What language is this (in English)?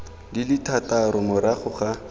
Tswana